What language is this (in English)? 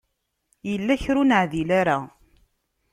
Kabyle